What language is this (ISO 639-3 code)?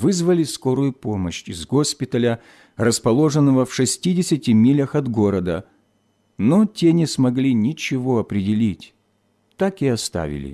rus